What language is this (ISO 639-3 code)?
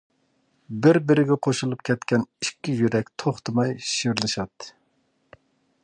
uig